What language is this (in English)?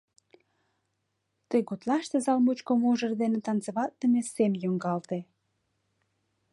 Mari